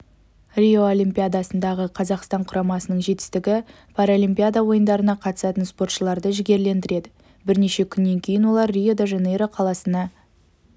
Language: Kazakh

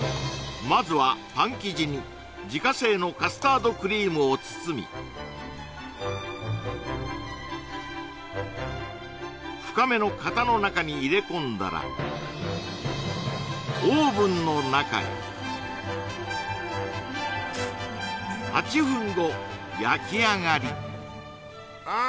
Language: Japanese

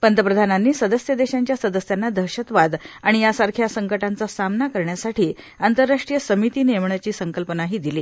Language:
Marathi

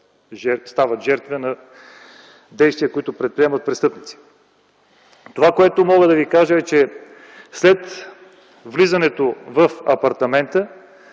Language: Bulgarian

